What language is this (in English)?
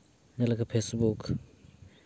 Santali